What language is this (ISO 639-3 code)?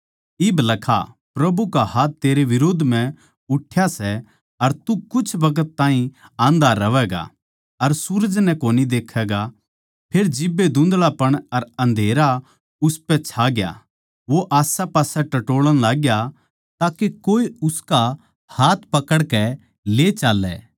bgc